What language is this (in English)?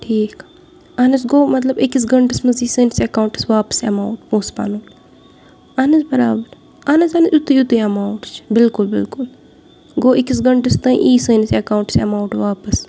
Kashmiri